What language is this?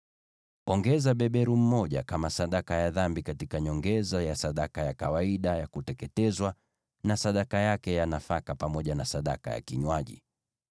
Swahili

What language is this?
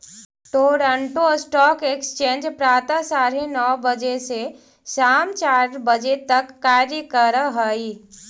Magahi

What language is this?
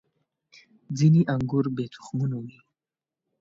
Pashto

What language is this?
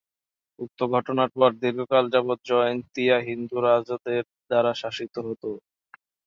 Bangla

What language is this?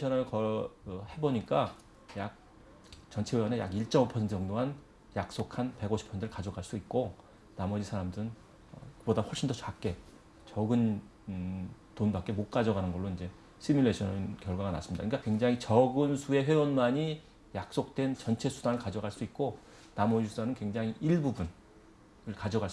Korean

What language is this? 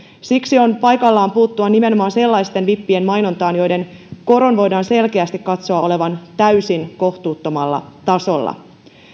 Finnish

